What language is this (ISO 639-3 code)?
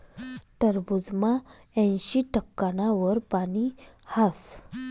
mar